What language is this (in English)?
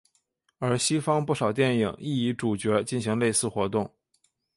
Chinese